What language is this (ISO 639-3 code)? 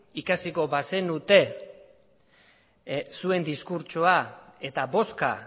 eus